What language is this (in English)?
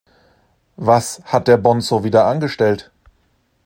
German